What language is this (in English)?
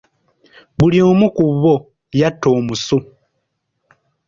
Ganda